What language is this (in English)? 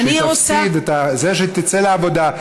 Hebrew